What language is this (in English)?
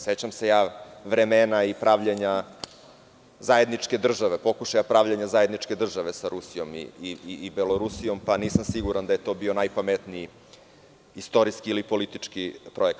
Serbian